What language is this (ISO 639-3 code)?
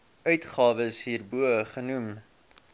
afr